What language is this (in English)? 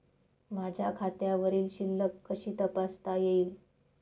Marathi